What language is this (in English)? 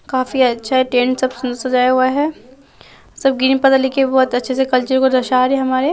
Hindi